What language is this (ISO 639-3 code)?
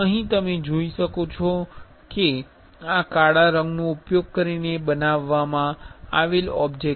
guj